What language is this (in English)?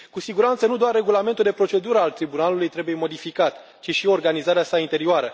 Romanian